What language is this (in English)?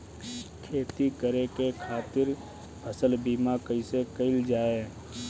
Bhojpuri